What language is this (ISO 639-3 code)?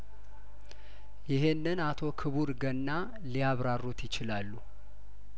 amh